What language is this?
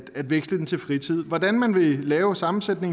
Danish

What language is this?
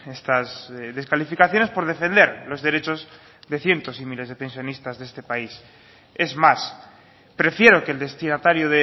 Spanish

